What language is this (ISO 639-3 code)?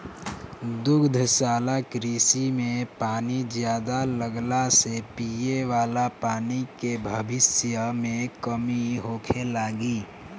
bho